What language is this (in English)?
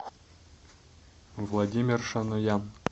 Russian